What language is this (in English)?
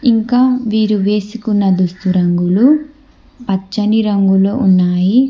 Telugu